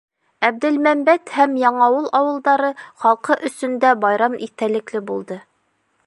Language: Bashkir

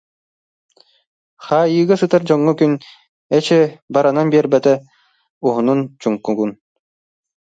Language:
Yakut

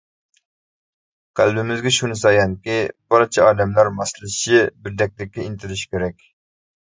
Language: Uyghur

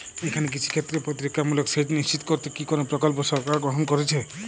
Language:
Bangla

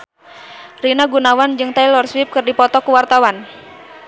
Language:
Sundanese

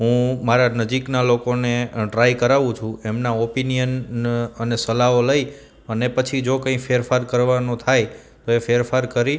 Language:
Gujarati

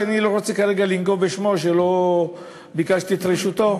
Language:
Hebrew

